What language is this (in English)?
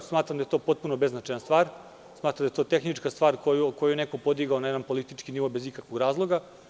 Serbian